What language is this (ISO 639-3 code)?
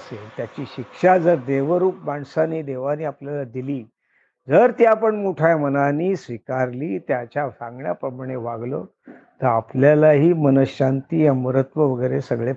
mar